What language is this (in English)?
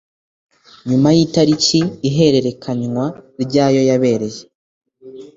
Kinyarwanda